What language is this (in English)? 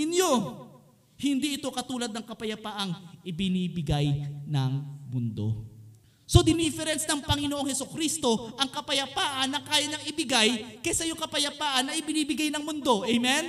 Filipino